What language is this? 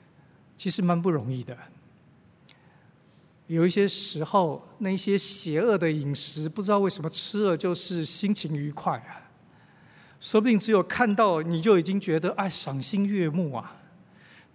Chinese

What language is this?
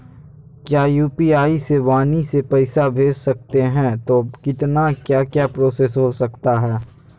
Magahi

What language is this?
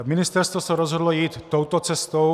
Czech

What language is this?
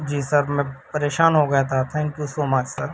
Urdu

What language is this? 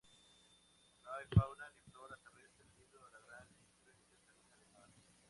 Spanish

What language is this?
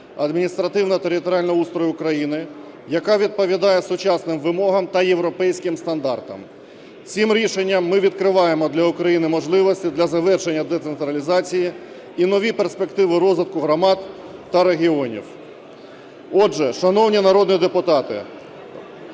Ukrainian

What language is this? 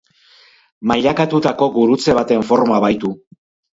Basque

